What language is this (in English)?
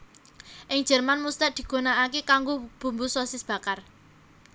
Javanese